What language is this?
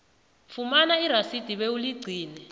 South Ndebele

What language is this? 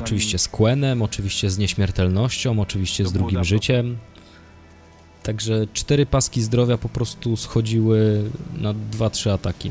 Polish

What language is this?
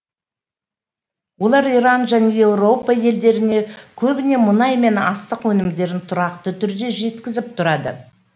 Kazakh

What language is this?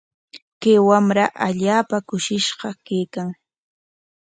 Corongo Ancash Quechua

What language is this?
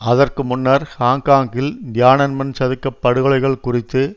Tamil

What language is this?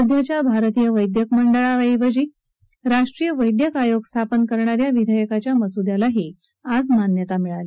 Marathi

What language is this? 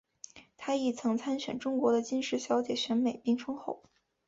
Chinese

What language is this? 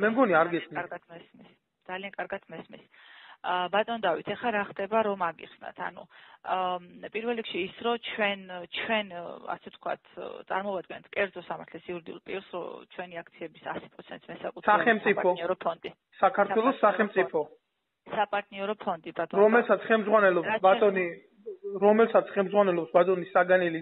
Romanian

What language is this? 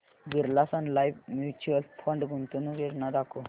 Marathi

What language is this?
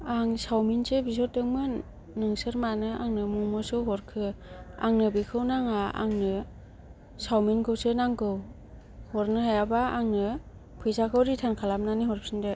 Bodo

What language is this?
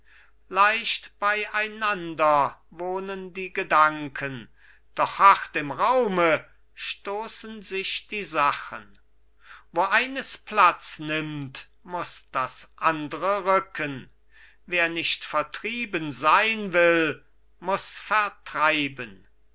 German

